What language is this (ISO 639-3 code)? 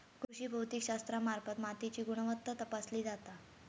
mar